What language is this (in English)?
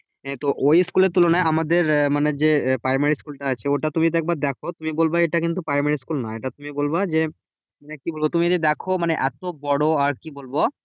Bangla